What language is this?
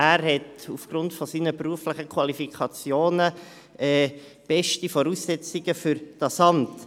Swiss German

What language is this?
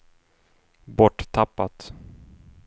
Swedish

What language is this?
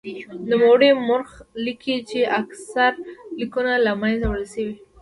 Pashto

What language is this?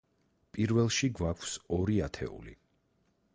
Georgian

